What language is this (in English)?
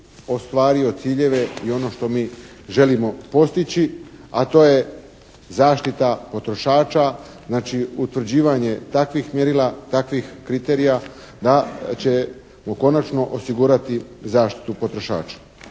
Croatian